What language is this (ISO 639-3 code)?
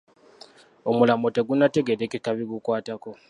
lug